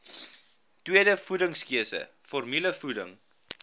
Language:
Afrikaans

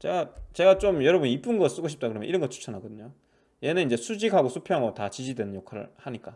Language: Korean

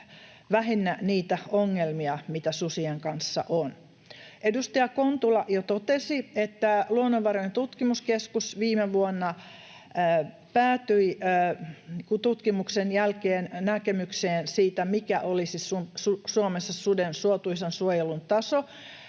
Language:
Finnish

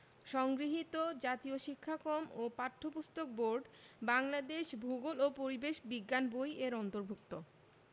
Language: Bangla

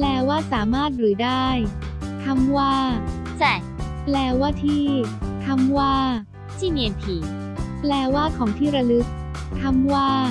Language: Thai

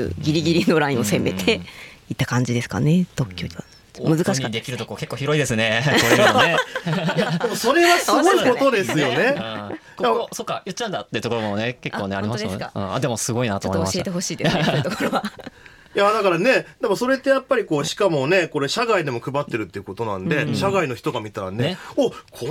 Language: Japanese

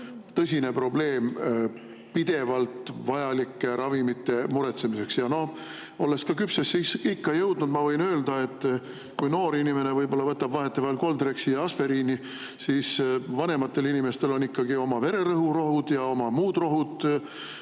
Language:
Estonian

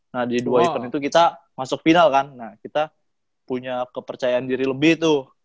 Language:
Indonesian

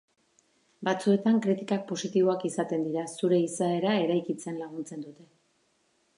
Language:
Basque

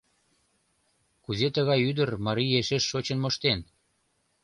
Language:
Mari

